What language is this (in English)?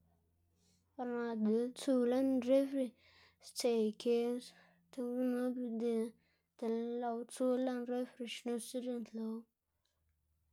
Xanaguía Zapotec